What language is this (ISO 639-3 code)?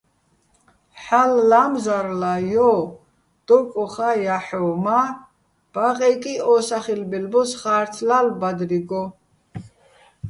bbl